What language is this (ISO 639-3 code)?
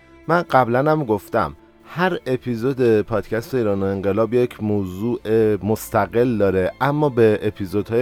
fas